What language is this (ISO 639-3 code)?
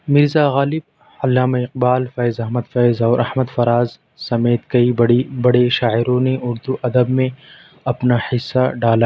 urd